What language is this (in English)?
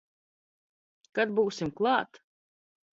Latvian